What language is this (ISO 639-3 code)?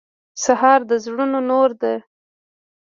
pus